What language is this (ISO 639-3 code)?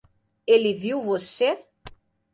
por